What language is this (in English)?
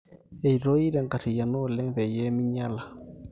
Masai